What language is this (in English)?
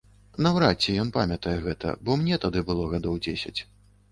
Belarusian